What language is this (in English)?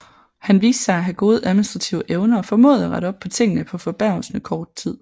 Danish